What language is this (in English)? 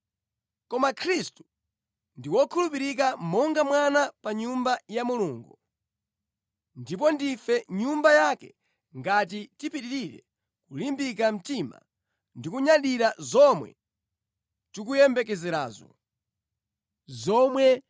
Nyanja